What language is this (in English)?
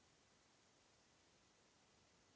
Serbian